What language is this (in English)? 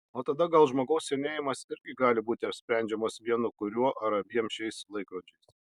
Lithuanian